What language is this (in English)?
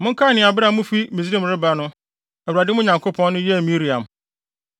Akan